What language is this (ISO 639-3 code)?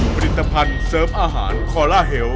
tha